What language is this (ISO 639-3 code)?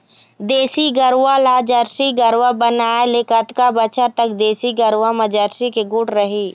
hne